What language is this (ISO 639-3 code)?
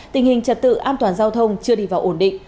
vie